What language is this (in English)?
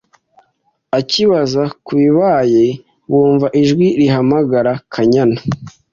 Kinyarwanda